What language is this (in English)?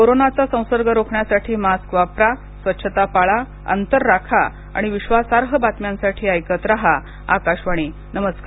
Marathi